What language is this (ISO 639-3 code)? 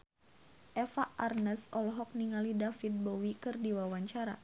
sun